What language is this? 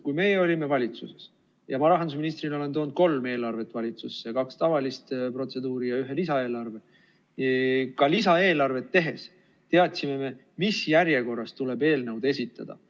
Estonian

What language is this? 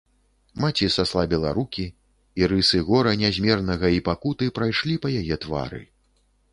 Belarusian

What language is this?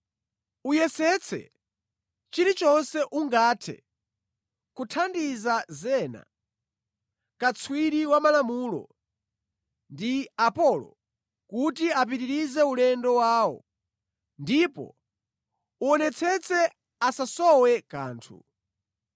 Nyanja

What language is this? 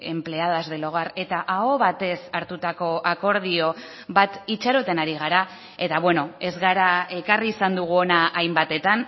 Basque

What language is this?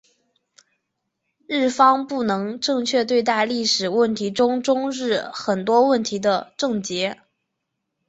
Chinese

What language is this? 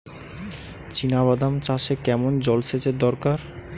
Bangla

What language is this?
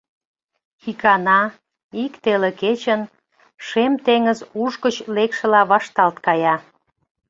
Mari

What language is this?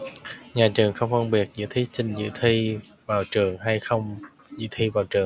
Vietnamese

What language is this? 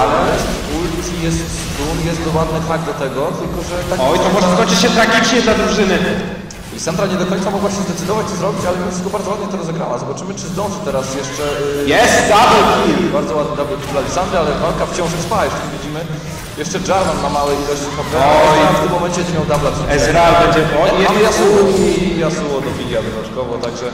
Polish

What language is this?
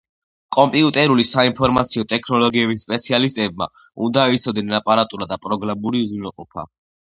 Georgian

